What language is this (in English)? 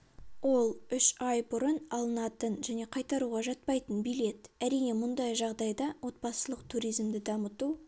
Kazakh